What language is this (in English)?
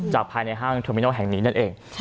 Thai